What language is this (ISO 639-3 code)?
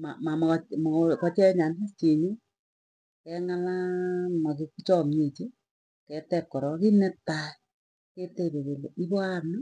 tuy